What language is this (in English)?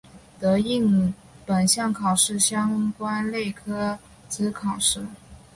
Chinese